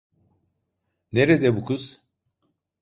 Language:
Turkish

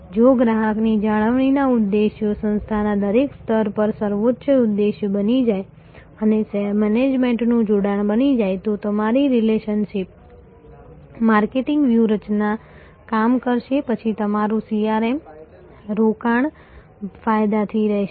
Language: Gujarati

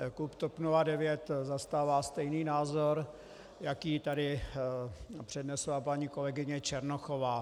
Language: Czech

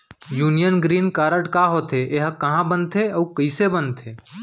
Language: Chhattisgarhi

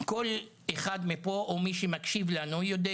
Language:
Hebrew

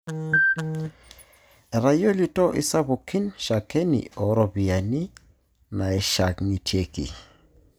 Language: Masai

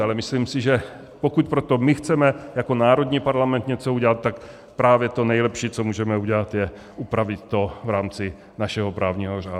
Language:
Czech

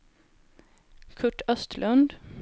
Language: Swedish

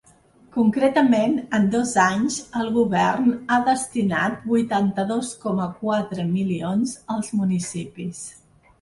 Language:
Catalan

